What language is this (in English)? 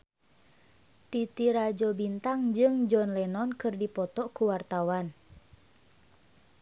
Sundanese